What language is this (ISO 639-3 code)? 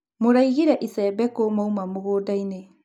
kik